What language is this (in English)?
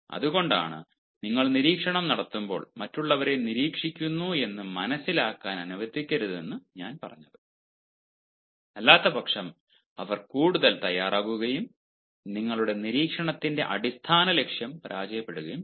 Malayalam